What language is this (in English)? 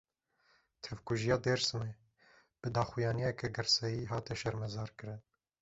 Kurdish